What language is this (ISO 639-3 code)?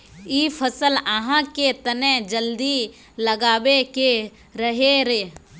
mag